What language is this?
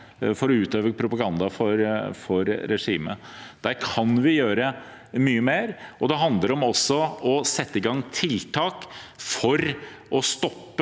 Norwegian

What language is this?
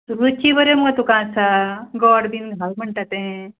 Konkani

